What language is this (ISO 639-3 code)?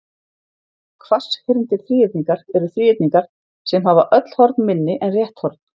isl